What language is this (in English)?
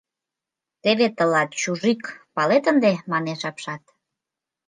Mari